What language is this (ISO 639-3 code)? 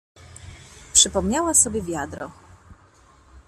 pol